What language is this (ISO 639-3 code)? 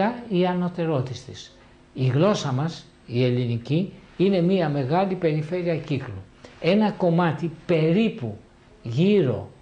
ell